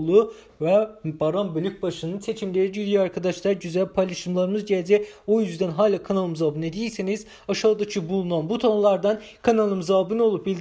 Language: Turkish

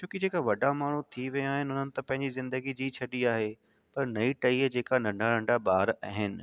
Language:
Sindhi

